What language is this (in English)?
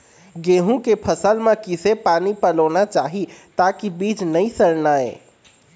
Chhattisgarhi